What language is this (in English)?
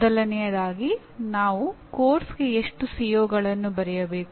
Kannada